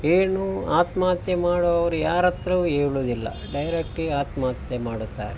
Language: Kannada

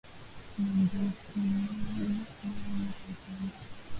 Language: Swahili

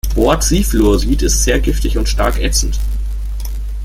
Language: German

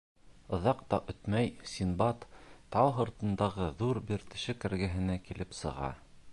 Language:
Bashkir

